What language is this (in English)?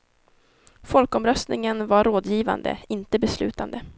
Swedish